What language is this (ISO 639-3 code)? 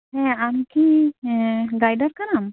sat